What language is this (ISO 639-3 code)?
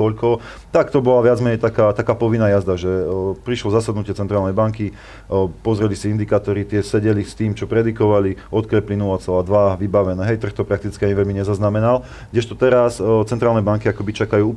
slk